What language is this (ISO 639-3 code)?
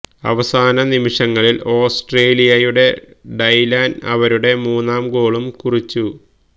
mal